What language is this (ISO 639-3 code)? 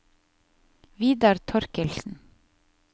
nor